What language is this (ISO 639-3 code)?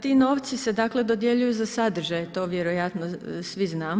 hrv